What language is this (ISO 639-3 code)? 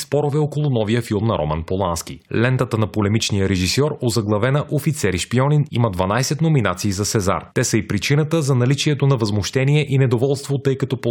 bul